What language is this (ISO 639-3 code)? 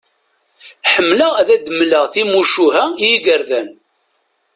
kab